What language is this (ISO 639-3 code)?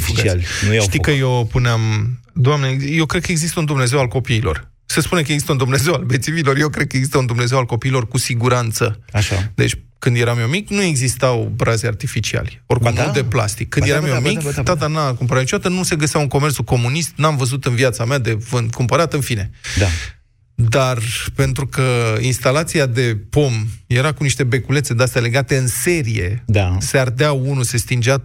ron